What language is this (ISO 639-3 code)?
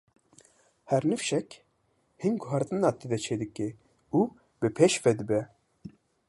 kur